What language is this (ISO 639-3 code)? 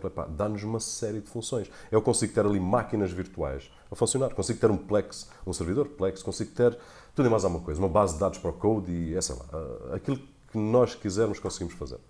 por